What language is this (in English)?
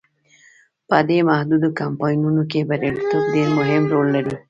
Pashto